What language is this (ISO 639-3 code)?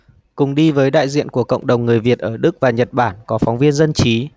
vie